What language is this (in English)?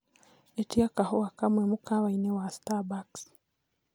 Kikuyu